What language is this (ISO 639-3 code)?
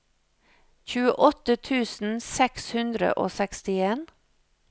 nor